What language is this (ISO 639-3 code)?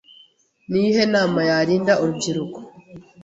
kin